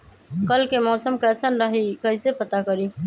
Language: Magahi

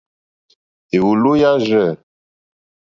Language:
Mokpwe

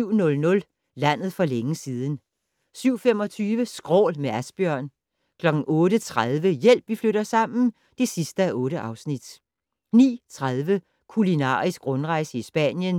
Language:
Danish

